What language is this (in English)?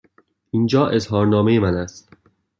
Persian